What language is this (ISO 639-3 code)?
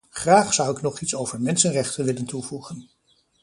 nld